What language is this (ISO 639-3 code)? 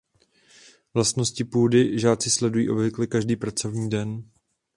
ces